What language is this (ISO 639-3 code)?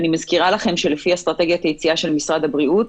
heb